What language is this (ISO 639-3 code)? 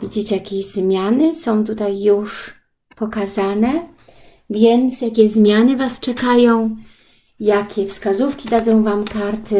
pol